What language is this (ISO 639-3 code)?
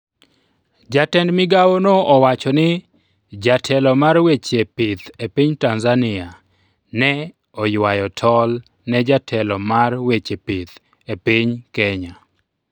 luo